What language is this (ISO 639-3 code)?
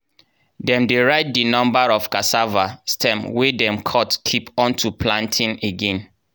pcm